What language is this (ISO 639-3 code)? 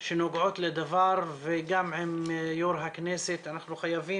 heb